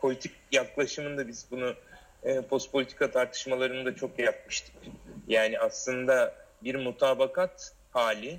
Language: Turkish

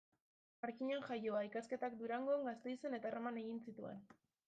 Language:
Basque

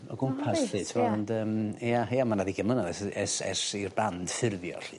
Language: Welsh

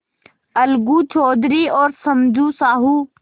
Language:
Hindi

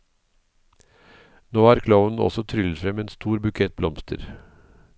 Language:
Norwegian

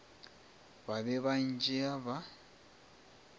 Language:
Northern Sotho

